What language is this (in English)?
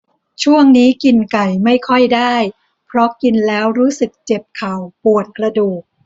Thai